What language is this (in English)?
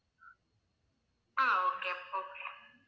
Tamil